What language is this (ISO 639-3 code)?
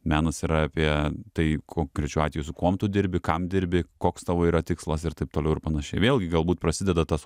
lit